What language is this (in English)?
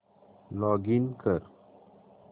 Marathi